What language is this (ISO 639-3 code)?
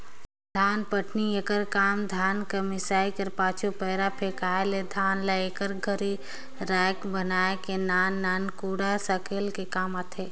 hne